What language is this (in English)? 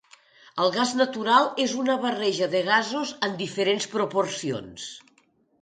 Catalan